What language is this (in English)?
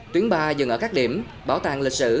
Vietnamese